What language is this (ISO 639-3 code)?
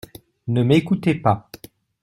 fra